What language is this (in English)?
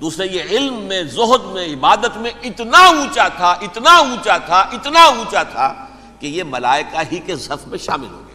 Urdu